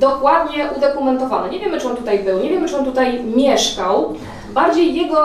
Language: Polish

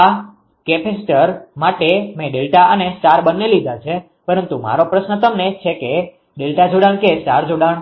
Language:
Gujarati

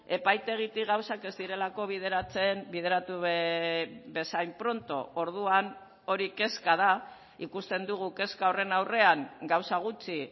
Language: Basque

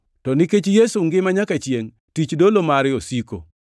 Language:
Luo (Kenya and Tanzania)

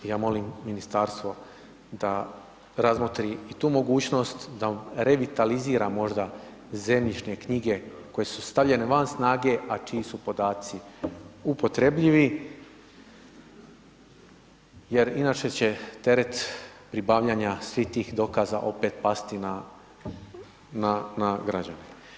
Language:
Croatian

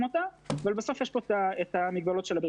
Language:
Hebrew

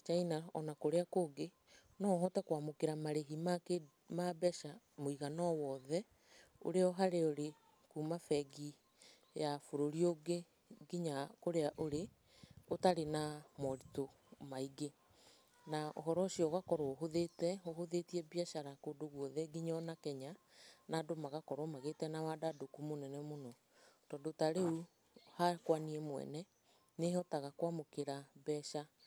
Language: Kikuyu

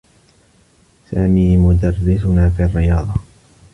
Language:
Arabic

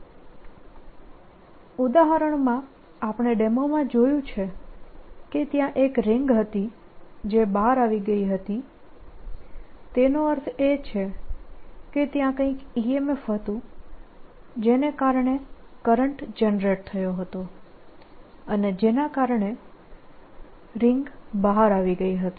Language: Gujarati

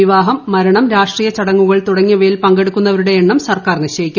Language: Malayalam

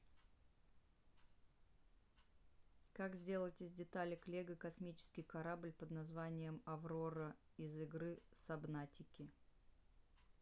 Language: Russian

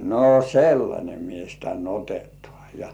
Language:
Finnish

